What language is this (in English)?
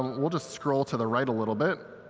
English